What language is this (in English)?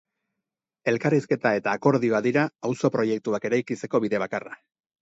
Basque